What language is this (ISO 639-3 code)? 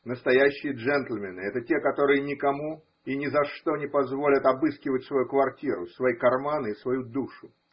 rus